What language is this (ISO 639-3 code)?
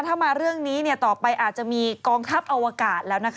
tha